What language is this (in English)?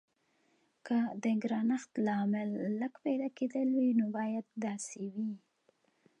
Pashto